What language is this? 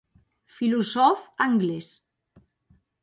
Occitan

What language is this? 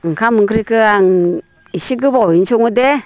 Bodo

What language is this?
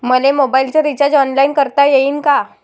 Marathi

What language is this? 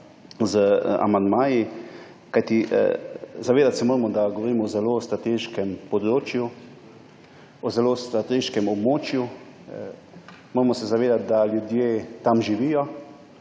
Slovenian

